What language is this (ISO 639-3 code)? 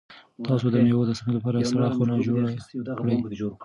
pus